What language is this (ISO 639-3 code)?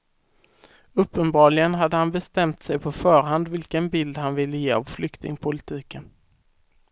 swe